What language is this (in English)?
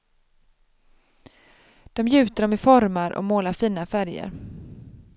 Swedish